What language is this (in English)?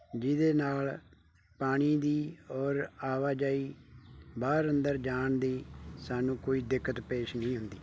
Punjabi